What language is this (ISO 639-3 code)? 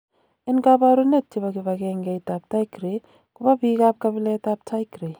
kln